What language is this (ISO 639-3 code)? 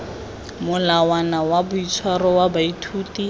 tsn